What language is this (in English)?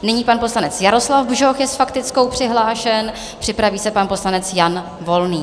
Czech